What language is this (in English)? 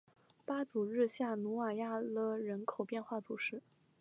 Chinese